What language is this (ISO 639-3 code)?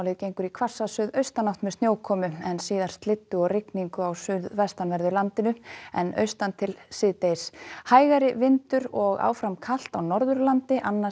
isl